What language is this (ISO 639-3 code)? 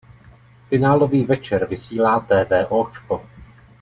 ces